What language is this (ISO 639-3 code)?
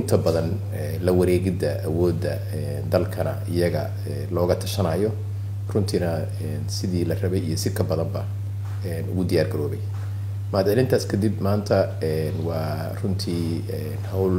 ara